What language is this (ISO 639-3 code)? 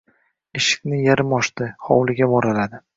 uzb